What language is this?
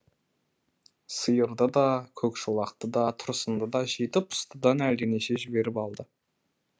Kazakh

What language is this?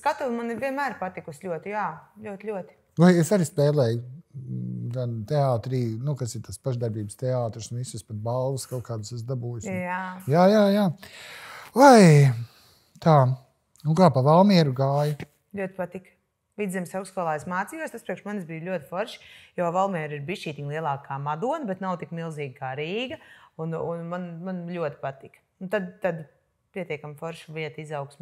Latvian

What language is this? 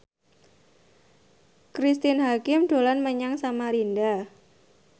Javanese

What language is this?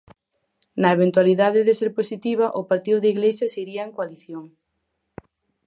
Galician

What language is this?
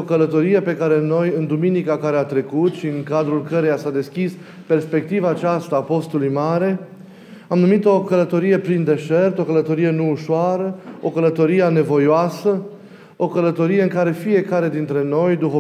Romanian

